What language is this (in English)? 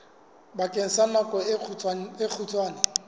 Southern Sotho